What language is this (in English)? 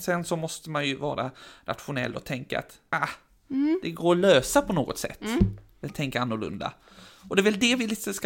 Swedish